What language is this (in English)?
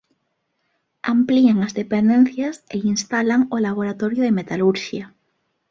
Galician